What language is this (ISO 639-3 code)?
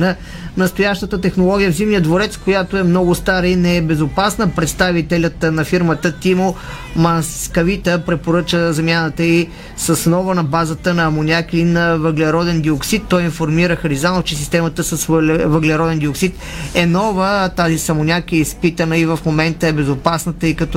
bul